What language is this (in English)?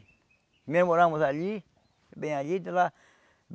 Portuguese